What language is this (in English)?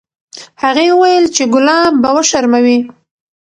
Pashto